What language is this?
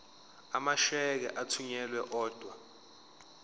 Zulu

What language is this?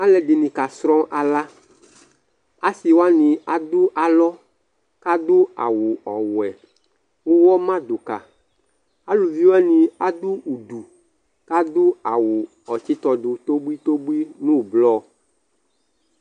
Ikposo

